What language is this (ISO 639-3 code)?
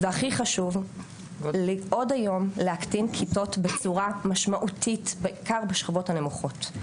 heb